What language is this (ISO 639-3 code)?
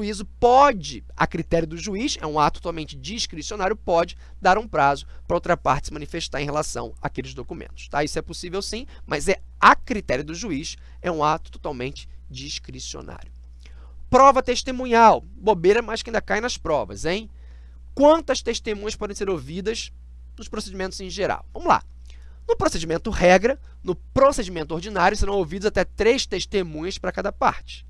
por